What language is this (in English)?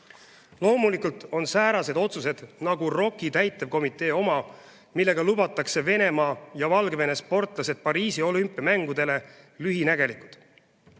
Estonian